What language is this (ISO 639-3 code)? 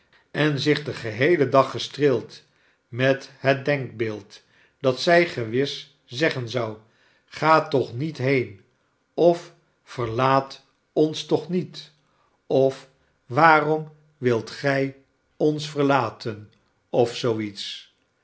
nld